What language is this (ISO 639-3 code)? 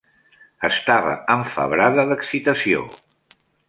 cat